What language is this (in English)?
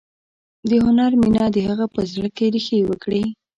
Pashto